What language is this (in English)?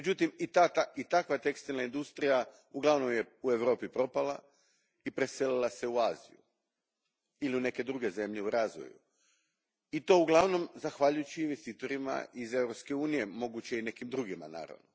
Croatian